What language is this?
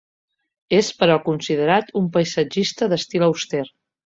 Catalan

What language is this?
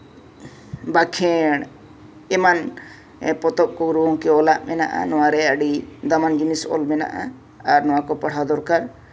Santali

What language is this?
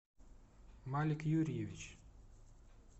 Russian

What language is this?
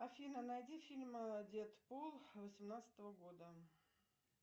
Russian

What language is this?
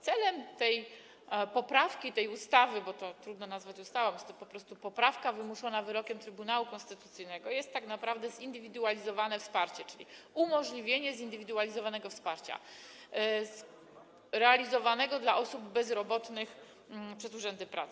Polish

